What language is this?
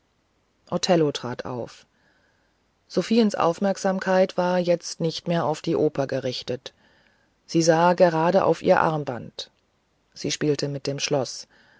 German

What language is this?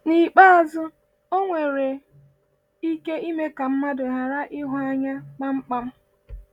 Igbo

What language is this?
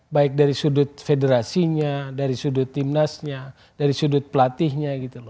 Indonesian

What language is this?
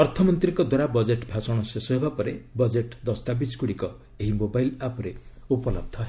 Odia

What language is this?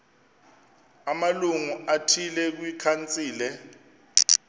Xhosa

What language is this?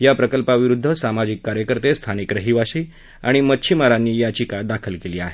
Marathi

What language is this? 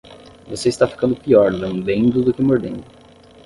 Portuguese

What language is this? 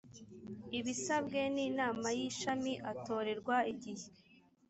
Kinyarwanda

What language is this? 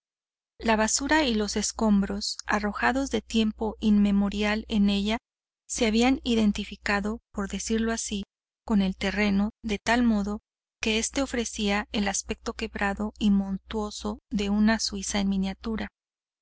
Spanish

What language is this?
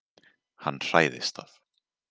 Icelandic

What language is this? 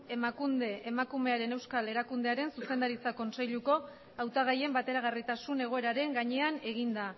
Basque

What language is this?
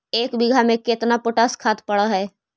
Magahi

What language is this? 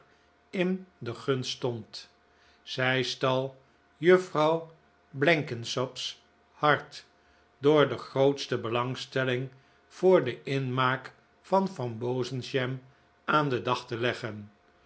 Dutch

